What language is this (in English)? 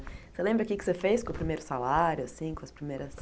Portuguese